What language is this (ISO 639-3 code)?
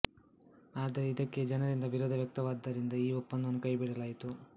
kan